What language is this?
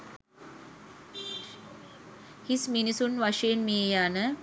Sinhala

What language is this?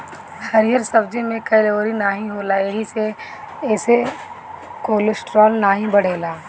Bhojpuri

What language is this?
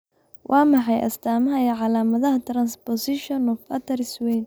Somali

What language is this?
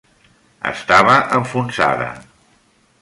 Catalan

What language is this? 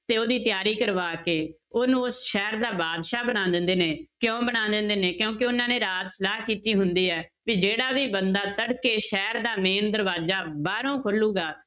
Punjabi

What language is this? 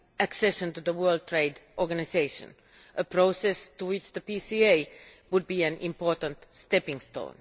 English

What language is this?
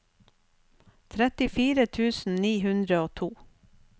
Norwegian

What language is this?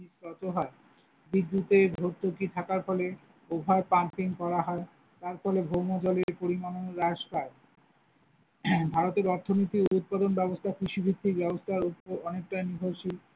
Bangla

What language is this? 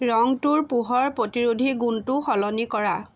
Assamese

